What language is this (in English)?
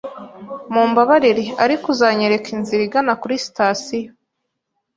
Kinyarwanda